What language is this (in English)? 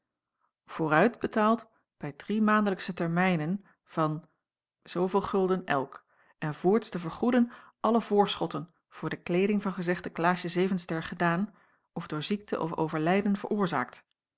Dutch